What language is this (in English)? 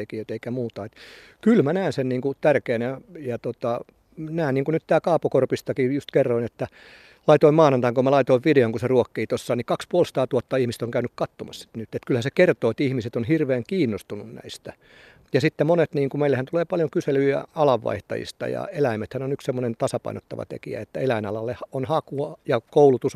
Finnish